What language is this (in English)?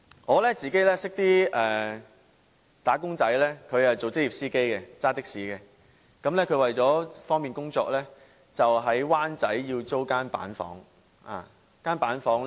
Cantonese